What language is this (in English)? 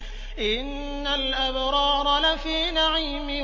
Arabic